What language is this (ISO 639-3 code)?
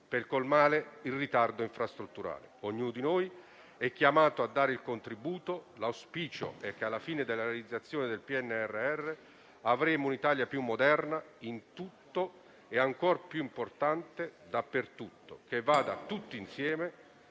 ita